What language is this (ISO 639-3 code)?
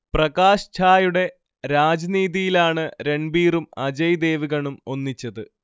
mal